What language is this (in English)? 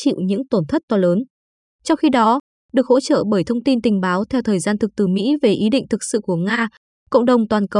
Vietnamese